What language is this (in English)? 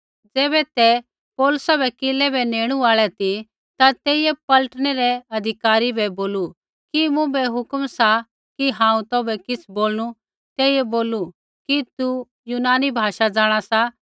Kullu Pahari